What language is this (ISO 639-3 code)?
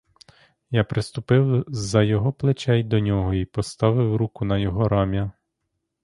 ukr